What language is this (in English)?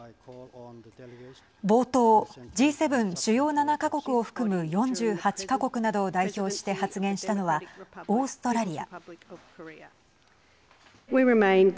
Japanese